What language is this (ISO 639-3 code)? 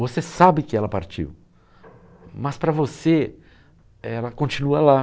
por